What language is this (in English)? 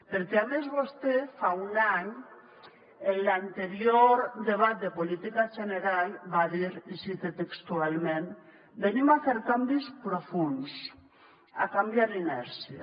Catalan